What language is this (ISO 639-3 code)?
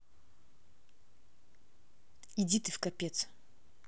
rus